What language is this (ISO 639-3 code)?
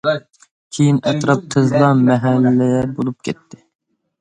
uig